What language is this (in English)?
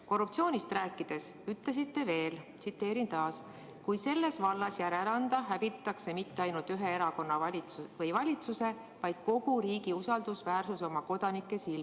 Estonian